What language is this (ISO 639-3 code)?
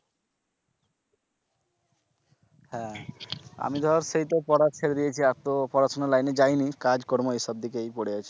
ben